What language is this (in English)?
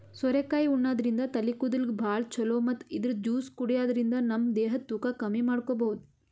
Kannada